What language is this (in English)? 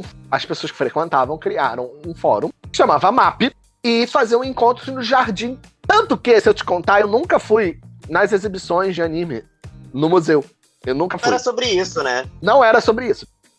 Portuguese